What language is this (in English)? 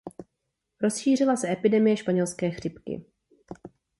Czech